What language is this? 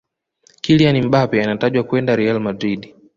Swahili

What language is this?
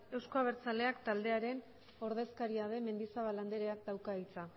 Basque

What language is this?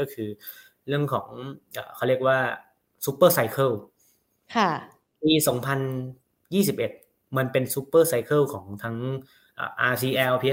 Thai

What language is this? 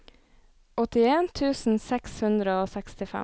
Norwegian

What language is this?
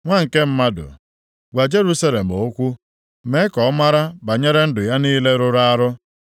Igbo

